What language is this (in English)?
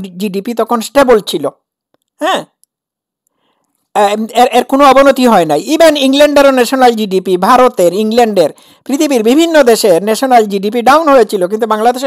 Italian